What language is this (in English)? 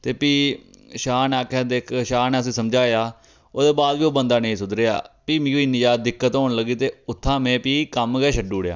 Dogri